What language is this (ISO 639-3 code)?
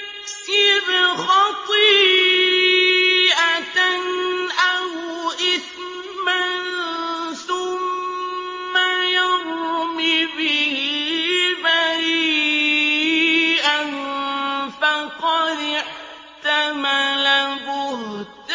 ara